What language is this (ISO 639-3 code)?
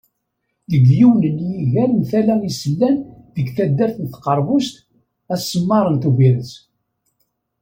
kab